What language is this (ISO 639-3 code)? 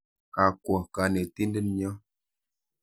kln